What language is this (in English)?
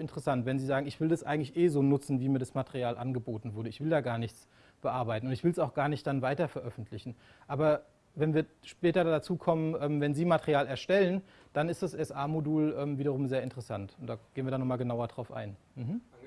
German